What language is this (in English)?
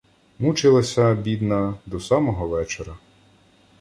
Ukrainian